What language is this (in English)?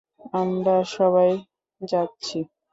Bangla